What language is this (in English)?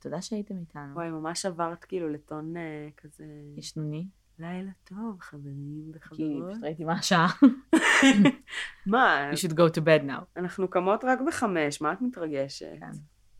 Hebrew